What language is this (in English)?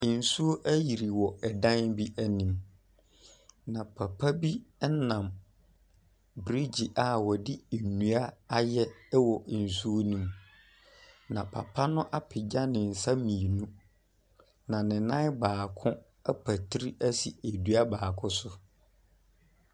Akan